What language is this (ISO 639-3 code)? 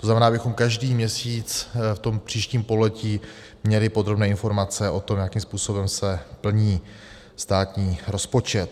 ces